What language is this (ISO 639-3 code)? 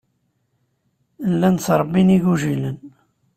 kab